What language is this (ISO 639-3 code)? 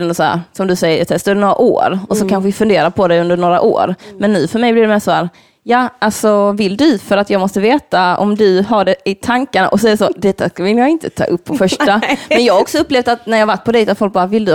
swe